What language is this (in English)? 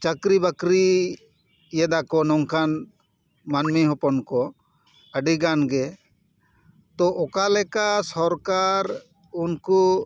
Santali